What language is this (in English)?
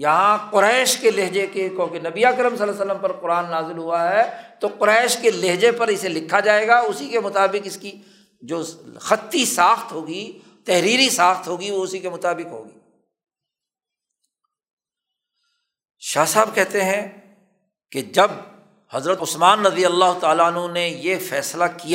Urdu